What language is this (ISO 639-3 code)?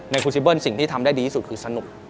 tha